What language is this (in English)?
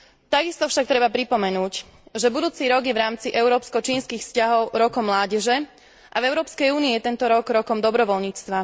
Slovak